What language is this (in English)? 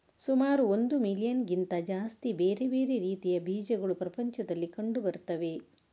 Kannada